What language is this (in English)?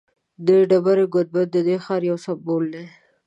Pashto